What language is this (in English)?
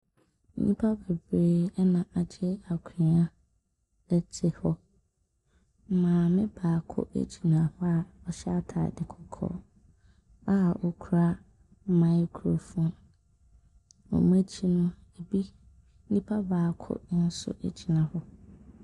Akan